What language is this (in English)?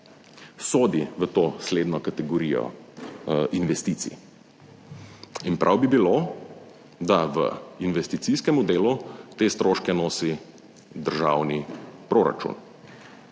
Slovenian